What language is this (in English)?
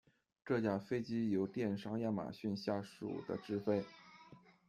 Chinese